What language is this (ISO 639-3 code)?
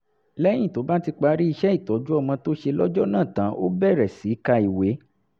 yor